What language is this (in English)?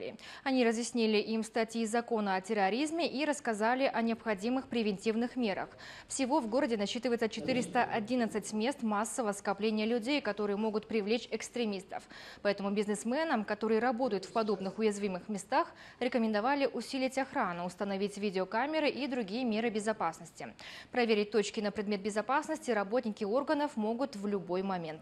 Russian